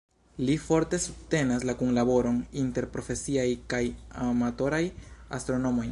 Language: Esperanto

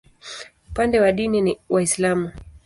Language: Swahili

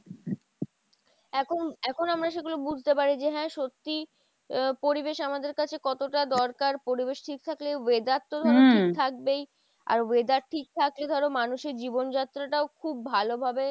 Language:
Bangla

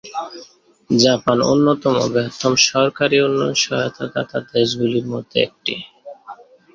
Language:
Bangla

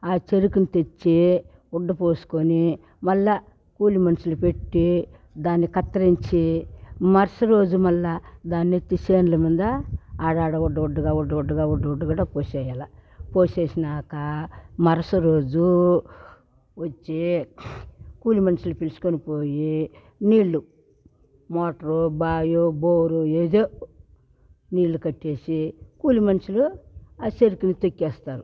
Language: Telugu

